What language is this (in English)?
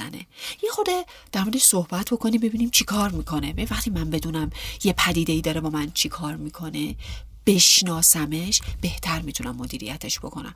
Persian